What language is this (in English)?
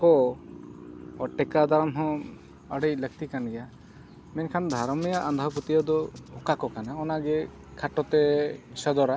Santali